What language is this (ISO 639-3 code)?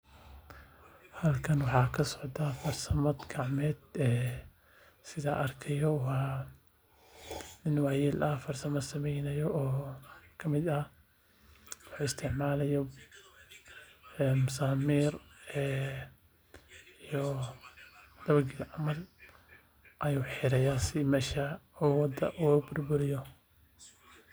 som